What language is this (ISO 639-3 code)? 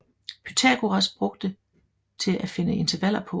dan